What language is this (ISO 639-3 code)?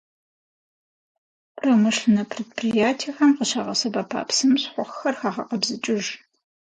kbd